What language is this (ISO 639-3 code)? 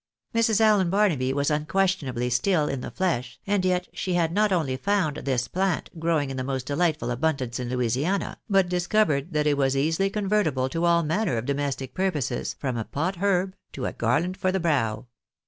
eng